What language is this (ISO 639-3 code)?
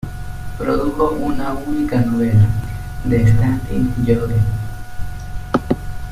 spa